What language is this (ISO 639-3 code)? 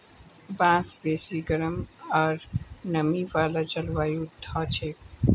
mag